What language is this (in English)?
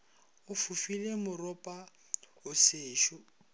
Northern Sotho